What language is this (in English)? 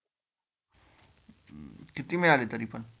Marathi